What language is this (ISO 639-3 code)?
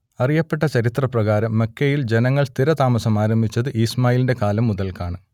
mal